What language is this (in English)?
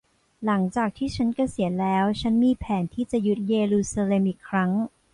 Thai